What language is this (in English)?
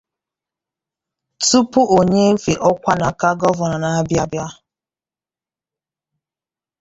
Igbo